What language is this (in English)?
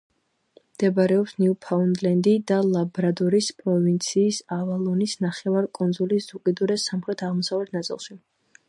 Georgian